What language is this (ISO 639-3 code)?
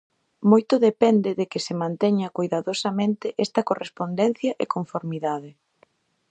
glg